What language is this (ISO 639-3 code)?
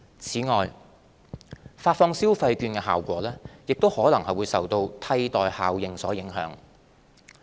yue